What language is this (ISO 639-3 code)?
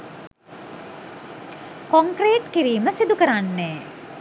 sin